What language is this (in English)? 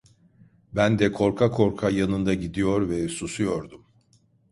Turkish